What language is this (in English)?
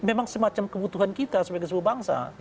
Indonesian